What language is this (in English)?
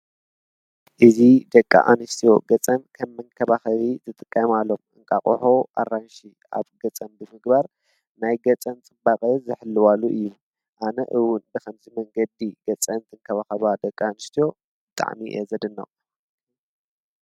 Tigrinya